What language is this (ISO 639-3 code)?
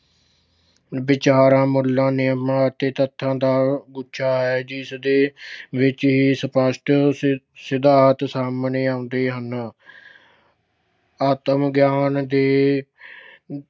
pan